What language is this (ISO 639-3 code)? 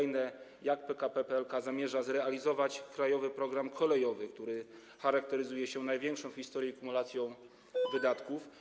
pol